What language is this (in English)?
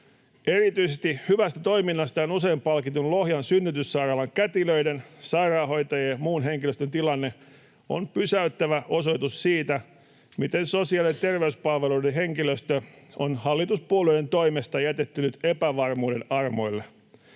Finnish